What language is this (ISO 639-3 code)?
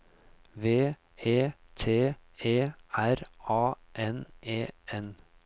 nor